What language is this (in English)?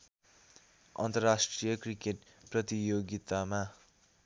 Nepali